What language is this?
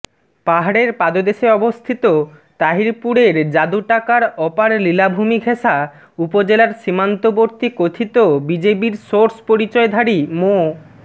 Bangla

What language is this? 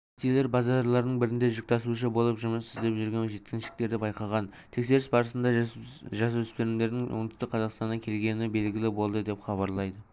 Kazakh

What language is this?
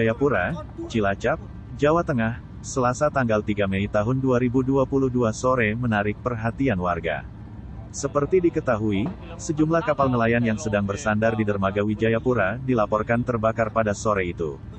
Indonesian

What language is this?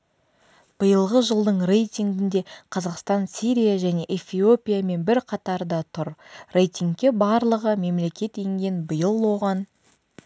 Kazakh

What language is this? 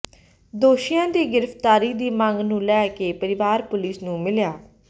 Punjabi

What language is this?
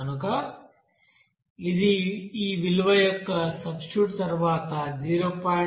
Telugu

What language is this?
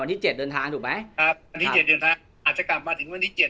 Thai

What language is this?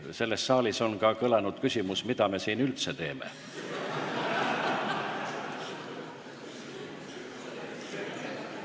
Estonian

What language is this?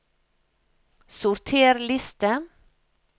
Norwegian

